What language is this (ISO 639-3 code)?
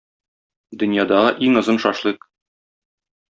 tat